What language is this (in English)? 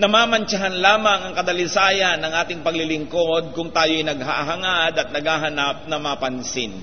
Filipino